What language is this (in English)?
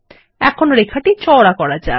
Bangla